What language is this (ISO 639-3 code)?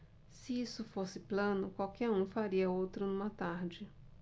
por